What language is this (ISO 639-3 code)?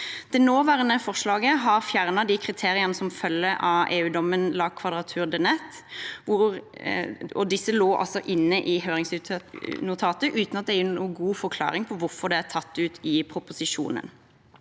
nor